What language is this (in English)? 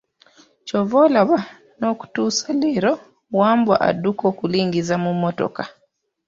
Ganda